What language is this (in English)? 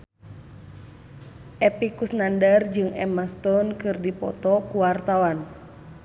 Sundanese